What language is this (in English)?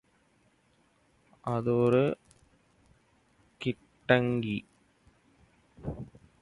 Tamil